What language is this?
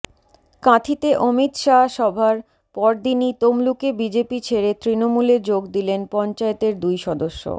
Bangla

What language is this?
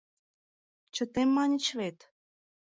Mari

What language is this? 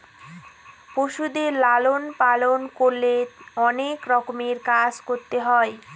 Bangla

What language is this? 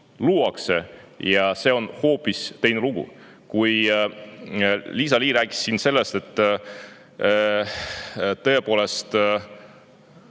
Estonian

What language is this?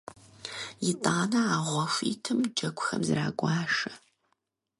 Kabardian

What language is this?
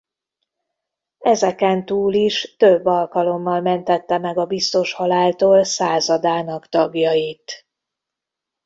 Hungarian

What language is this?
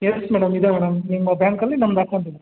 Kannada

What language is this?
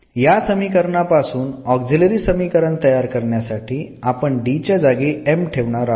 Marathi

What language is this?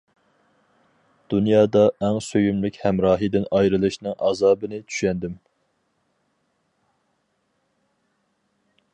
Uyghur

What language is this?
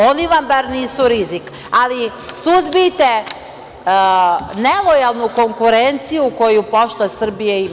Serbian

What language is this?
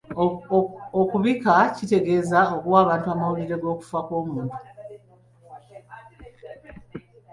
Ganda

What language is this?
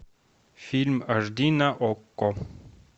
Russian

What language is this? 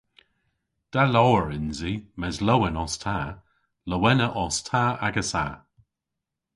Cornish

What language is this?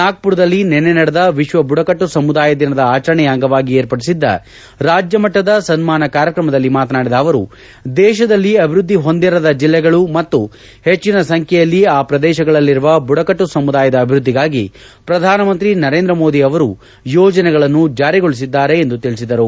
Kannada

